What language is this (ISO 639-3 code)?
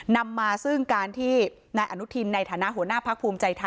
tha